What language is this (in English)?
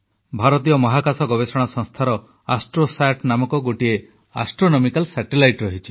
Odia